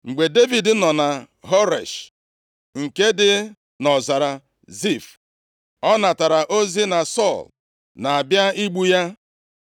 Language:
Igbo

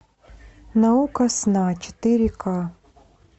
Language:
Russian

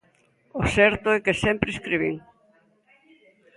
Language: Galician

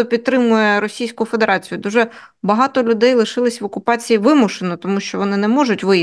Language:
Ukrainian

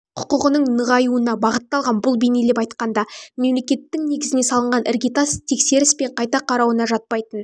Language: Kazakh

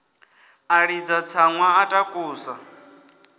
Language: Venda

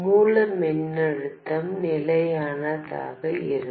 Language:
Tamil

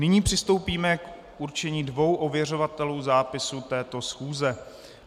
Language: Czech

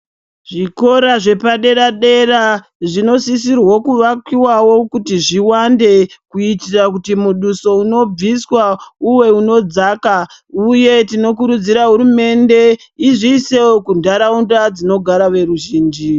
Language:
Ndau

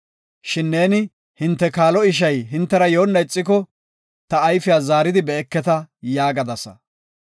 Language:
Gofa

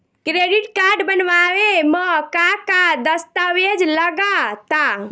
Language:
Bhojpuri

